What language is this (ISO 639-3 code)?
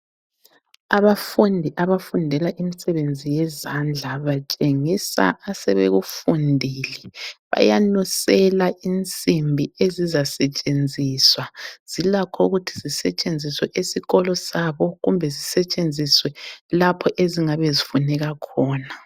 nde